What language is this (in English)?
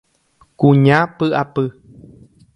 Guarani